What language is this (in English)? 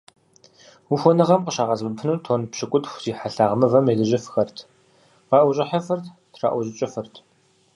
Kabardian